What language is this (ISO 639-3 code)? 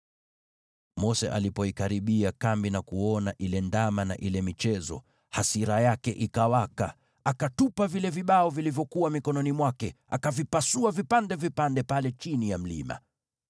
swa